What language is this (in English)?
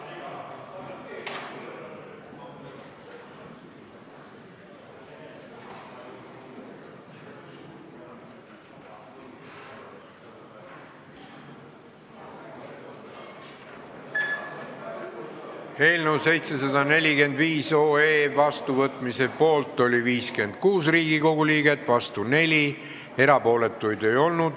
Estonian